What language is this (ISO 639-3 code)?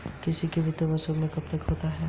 hin